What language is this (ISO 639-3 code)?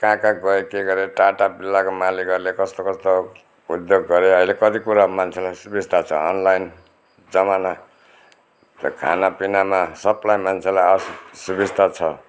nep